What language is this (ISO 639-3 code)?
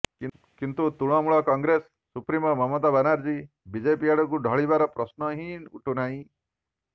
ori